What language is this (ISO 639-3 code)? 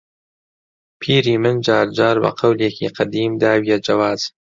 ckb